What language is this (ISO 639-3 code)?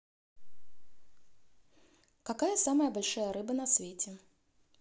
rus